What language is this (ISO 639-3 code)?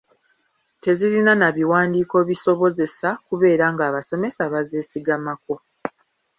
lug